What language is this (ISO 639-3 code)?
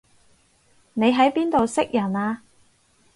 yue